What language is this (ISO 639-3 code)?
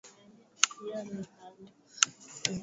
swa